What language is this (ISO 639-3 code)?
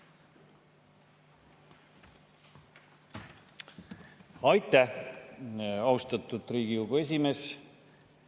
est